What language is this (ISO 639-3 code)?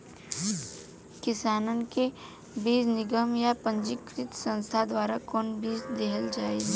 bho